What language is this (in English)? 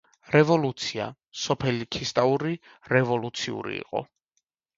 Georgian